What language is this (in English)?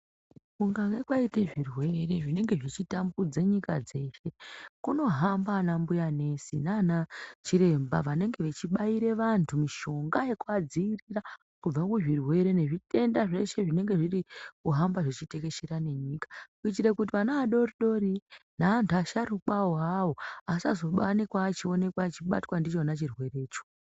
Ndau